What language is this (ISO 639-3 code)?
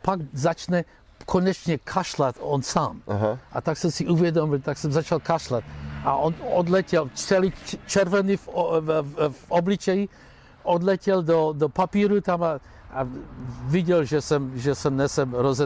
ces